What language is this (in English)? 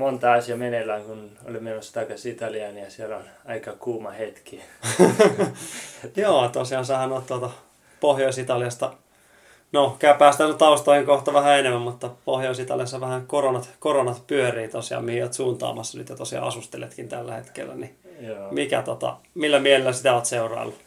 Finnish